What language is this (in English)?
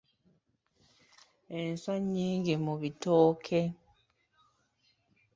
Ganda